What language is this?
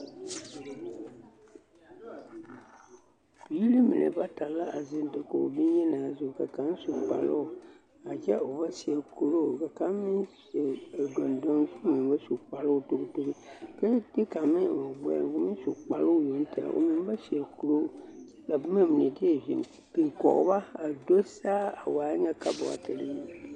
Southern Dagaare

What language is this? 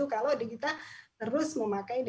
Indonesian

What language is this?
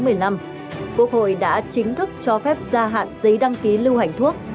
Vietnamese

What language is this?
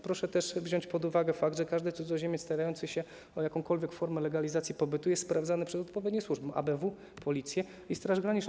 Polish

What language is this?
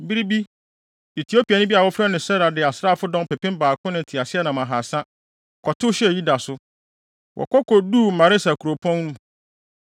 Akan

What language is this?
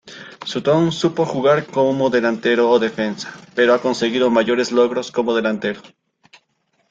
Spanish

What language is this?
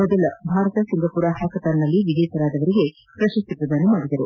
Kannada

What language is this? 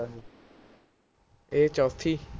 Punjabi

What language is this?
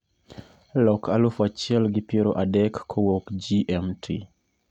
Luo (Kenya and Tanzania)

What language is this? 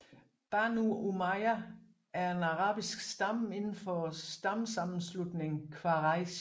Danish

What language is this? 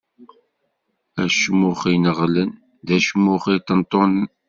Kabyle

